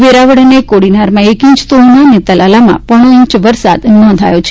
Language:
Gujarati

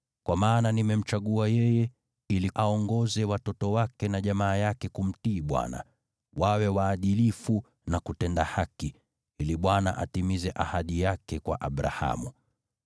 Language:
Swahili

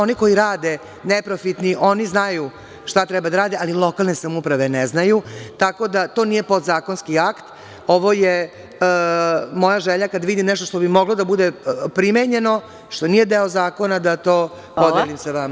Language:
Serbian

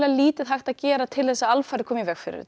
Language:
Icelandic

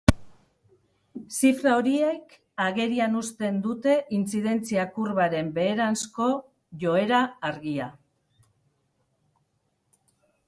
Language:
Basque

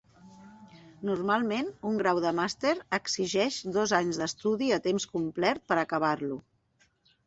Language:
Catalan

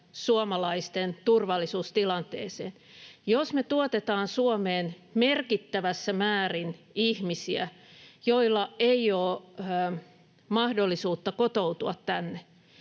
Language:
Finnish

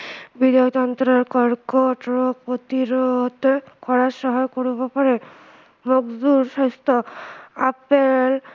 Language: Assamese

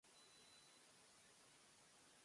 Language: Japanese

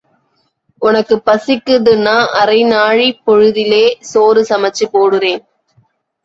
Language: Tamil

